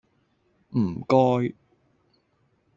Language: Cantonese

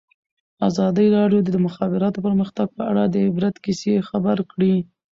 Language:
Pashto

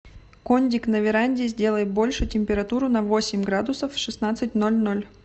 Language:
Russian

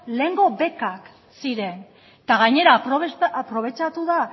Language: Basque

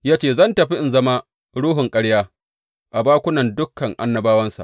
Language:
Hausa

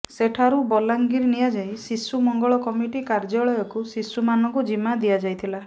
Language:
Odia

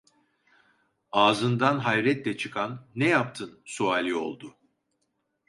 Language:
Turkish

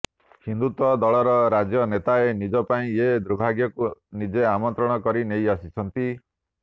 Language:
Odia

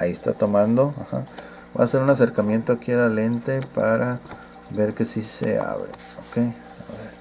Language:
Spanish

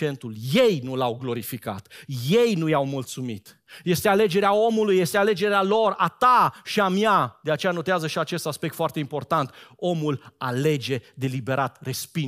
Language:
Romanian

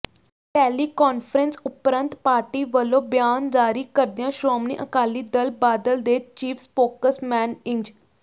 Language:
Punjabi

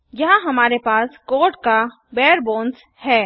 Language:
Hindi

